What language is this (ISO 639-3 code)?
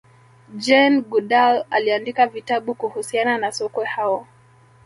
swa